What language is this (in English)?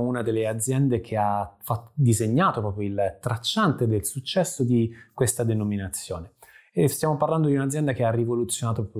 Italian